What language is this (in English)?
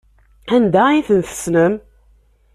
Kabyle